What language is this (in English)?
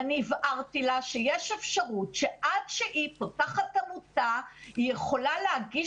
Hebrew